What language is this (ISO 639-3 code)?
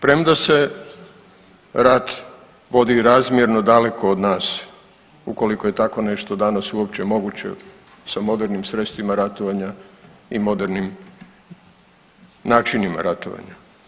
hrv